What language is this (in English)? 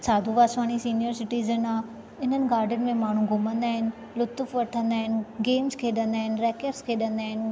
Sindhi